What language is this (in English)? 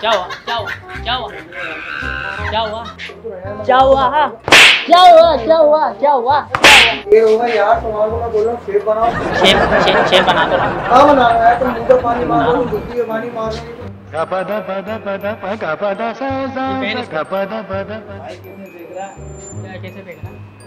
Hindi